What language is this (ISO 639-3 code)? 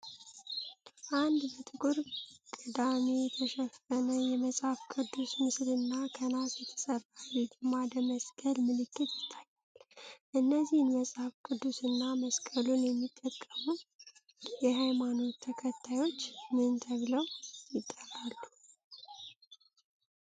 amh